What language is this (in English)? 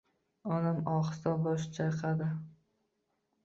Uzbek